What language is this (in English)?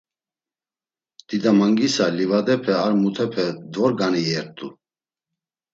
Laz